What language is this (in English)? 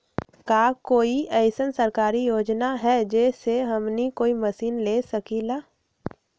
Magahi